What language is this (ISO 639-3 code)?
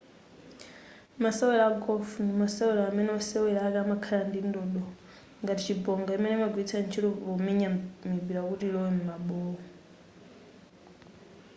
nya